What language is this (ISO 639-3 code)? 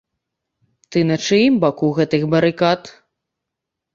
bel